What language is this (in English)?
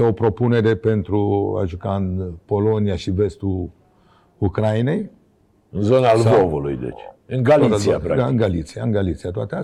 Romanian